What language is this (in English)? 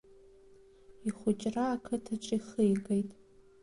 Abkhazian